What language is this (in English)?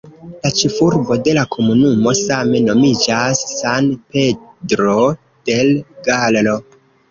Esperanto